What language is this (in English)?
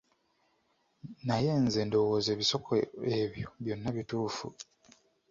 Ganda